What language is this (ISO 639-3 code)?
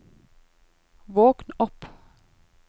nor